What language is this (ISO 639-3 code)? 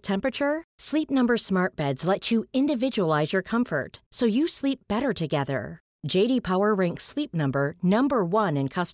swe